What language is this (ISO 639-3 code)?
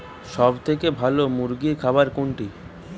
ben